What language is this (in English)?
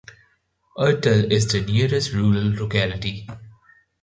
English